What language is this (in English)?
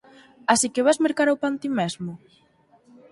Galician